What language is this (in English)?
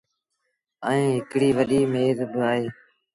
Sindhi Bhil